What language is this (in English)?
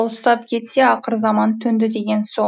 Kazakh